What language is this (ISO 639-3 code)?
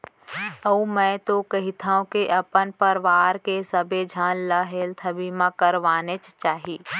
hne